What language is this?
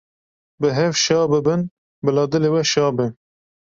Kurdish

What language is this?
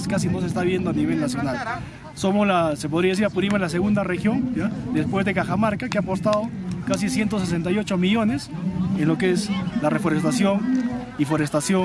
Spanish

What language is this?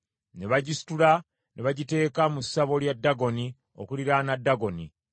Ganda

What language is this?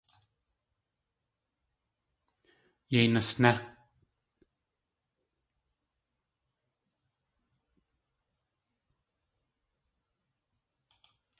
Tlingit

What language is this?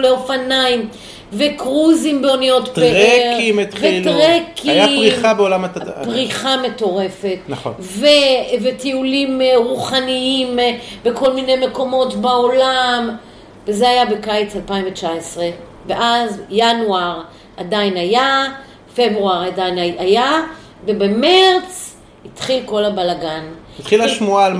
Hebrew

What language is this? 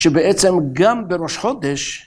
Hebrew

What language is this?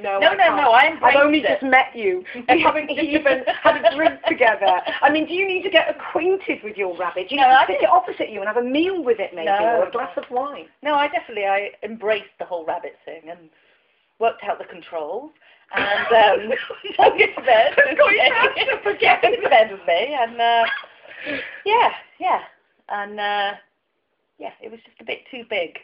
English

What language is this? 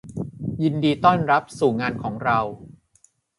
Thai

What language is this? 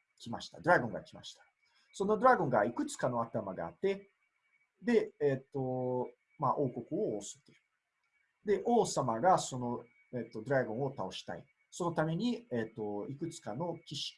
Japanese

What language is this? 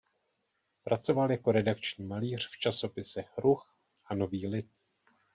Czech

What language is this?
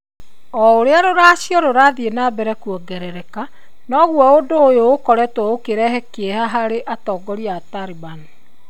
Kikuyu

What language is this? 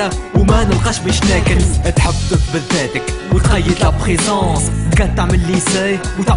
Arabic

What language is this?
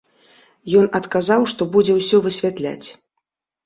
Belarusian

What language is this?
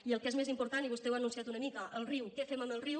Catalan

